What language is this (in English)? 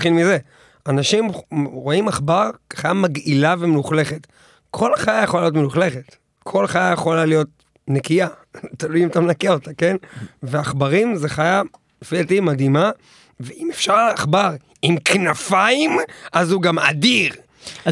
Hebrew